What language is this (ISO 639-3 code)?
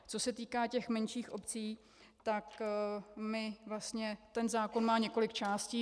ces